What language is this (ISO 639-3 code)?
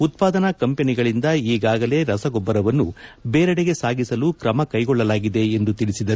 kan